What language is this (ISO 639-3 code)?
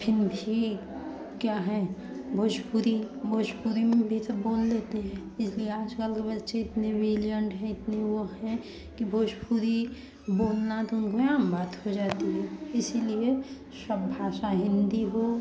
hin